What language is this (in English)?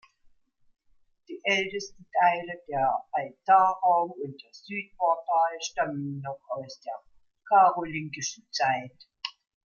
German